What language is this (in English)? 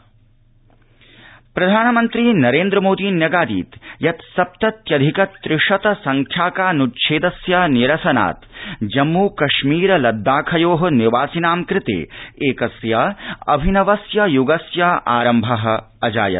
Sanskrit